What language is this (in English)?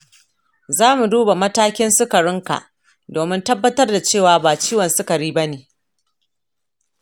Hausa